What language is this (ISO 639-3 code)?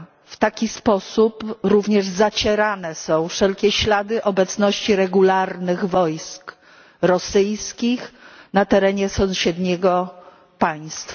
pol